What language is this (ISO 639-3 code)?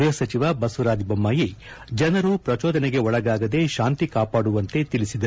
kan